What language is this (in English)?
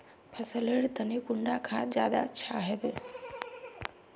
Magahi